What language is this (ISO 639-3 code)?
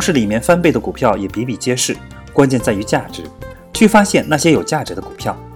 zho